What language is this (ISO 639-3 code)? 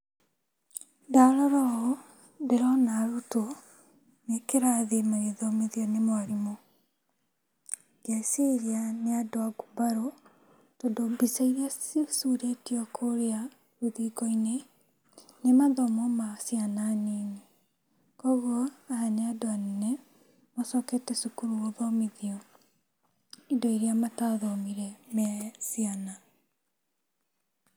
kik